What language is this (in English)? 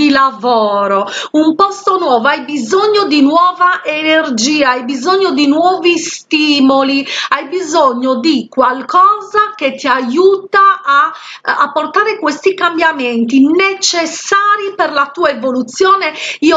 Italian